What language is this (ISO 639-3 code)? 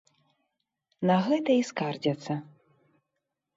bel